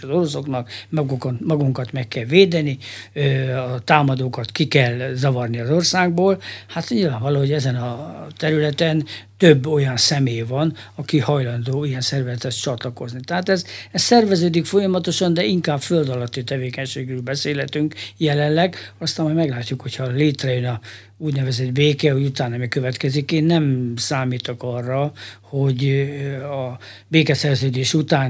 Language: Hungarian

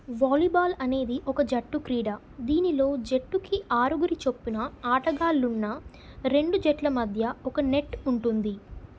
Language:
Telugu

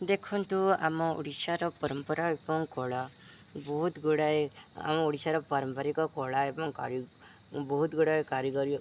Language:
Odia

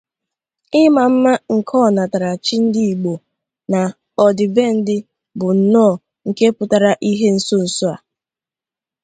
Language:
Igbo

